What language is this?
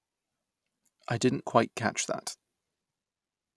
English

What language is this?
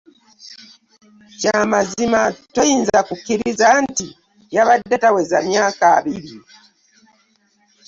Ganda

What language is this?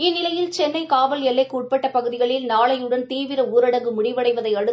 Tamil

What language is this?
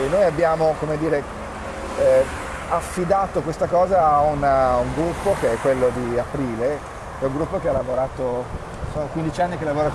Italian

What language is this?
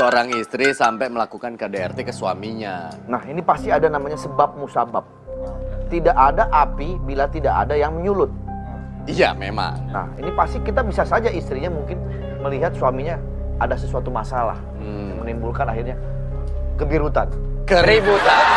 Indonesian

